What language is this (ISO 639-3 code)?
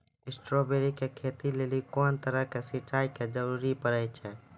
mai